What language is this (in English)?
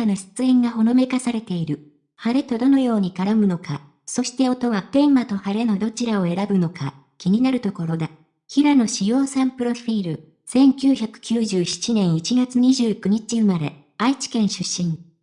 Japanese